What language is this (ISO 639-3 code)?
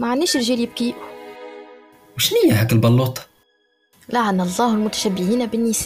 ara